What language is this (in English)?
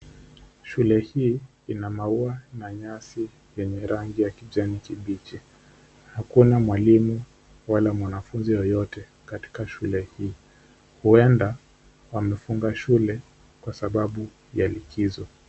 Swahili